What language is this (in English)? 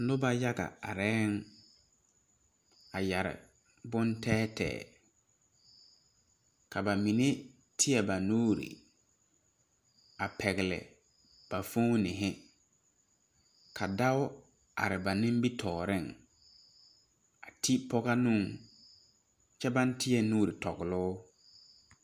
Southern Dagaare